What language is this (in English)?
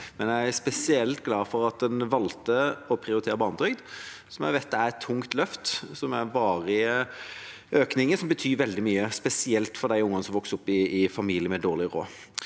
Norwegian